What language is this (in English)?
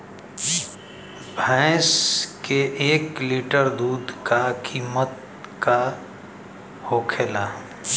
Bhojpuri